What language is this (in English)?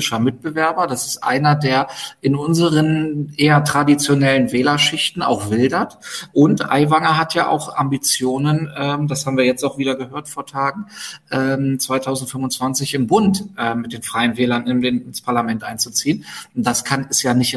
German